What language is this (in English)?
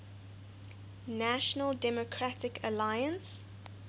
English